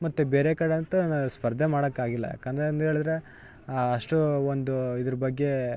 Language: Kannada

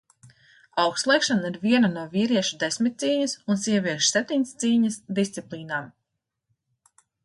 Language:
Latvian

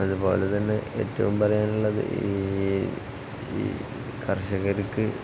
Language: Malayalam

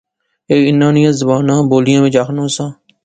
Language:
Pahari-Potwari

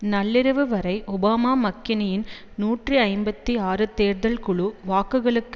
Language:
Tamil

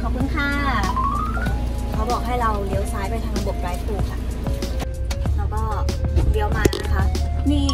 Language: Thai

